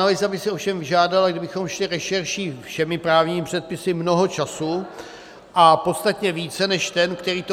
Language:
Czech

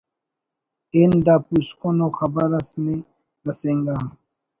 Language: Brahui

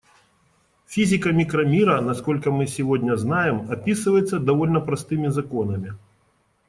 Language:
Russian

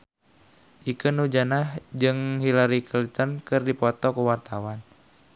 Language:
Sundanese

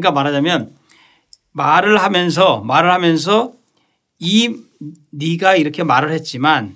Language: Korean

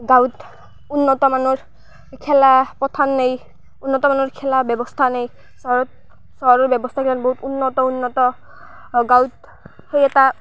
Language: Assamese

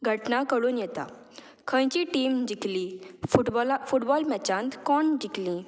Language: Konkani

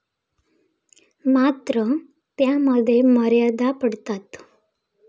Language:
Marathi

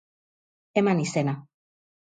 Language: Basque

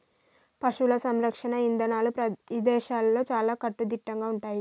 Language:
Telugu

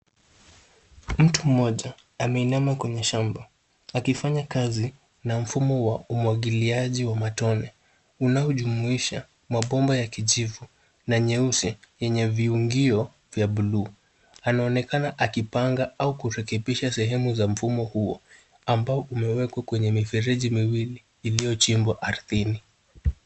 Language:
Swahili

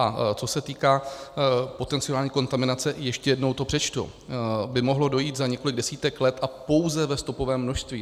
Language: Czech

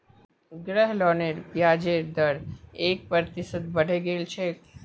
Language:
Magahi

